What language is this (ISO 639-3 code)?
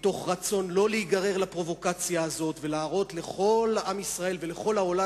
heb